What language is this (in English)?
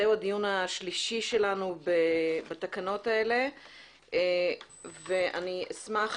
Hebrew